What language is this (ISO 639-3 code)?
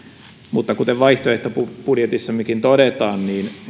fin